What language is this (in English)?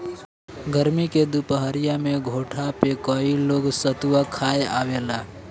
Bhojpuri